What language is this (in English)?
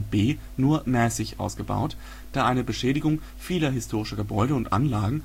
German